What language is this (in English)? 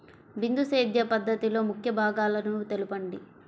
Telugu